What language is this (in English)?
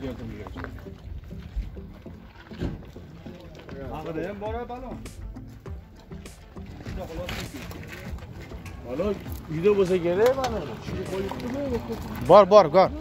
Turkish